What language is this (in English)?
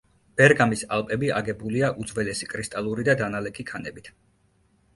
Georgian